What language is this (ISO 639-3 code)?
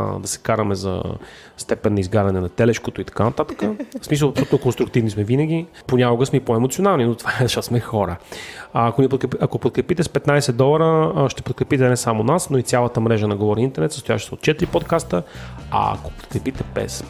bul